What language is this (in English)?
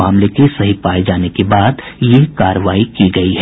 Hindi